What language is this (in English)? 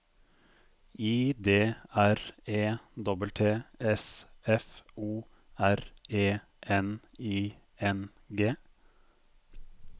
Norwegian